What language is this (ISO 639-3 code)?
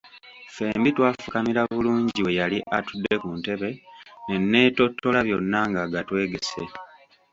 lug